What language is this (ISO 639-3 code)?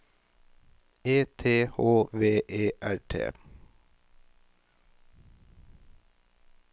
nor